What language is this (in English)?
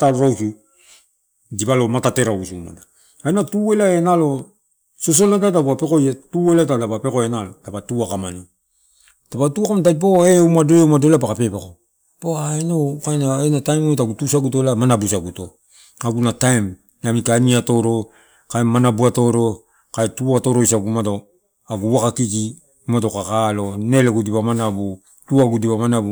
Torau